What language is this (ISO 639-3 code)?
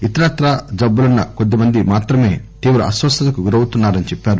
tel